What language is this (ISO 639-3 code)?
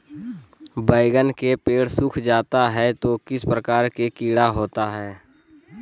mag